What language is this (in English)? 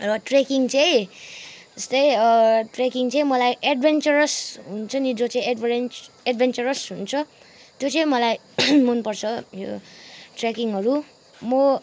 Nepali